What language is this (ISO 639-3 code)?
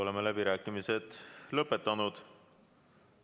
est